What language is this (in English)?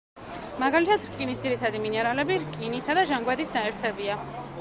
Georgian